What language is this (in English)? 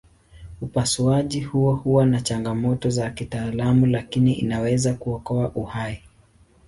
Swahili